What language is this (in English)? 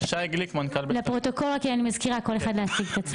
Hebrew